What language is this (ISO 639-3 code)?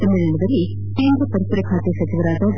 kan